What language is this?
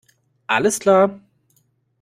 German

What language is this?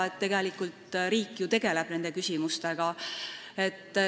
Estonian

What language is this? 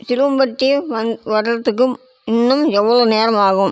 Tamil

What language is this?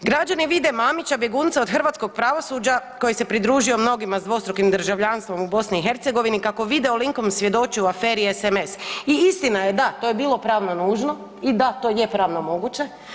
Croatian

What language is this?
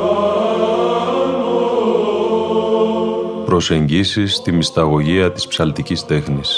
Greek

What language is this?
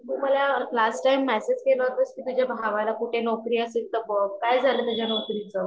Marathi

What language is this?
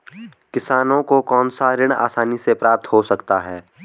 Hindi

